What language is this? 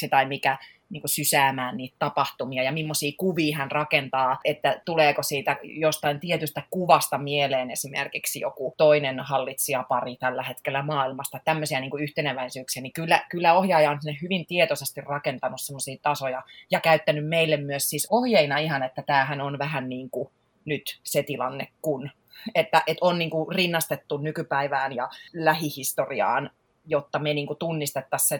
Finnish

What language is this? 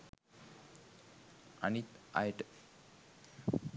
Sinhala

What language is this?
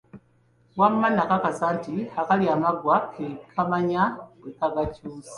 Ganda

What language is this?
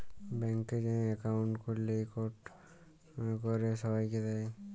Bangla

